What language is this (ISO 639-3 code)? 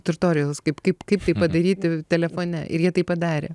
lit